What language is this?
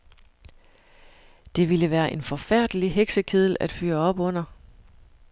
Danish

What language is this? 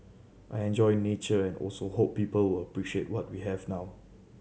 English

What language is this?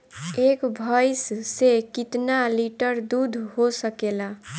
Bhojpuri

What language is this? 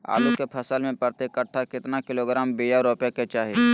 Magahi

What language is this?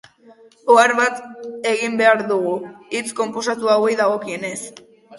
Basque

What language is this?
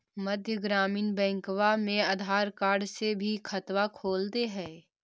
Magahi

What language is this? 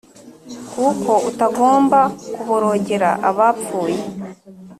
Kinyarwanda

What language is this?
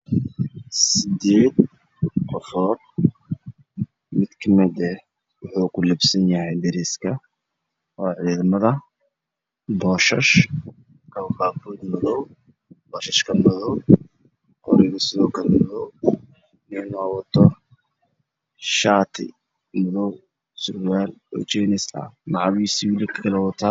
Somali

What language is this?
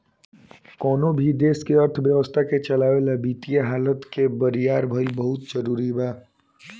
Bhojpuri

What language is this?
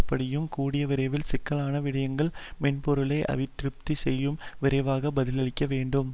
Tamil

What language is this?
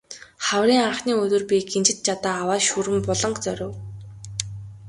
Mongolian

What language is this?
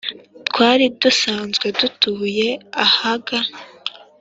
Kinyarwanda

